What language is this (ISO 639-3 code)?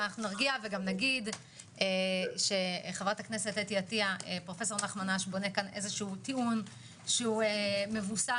heb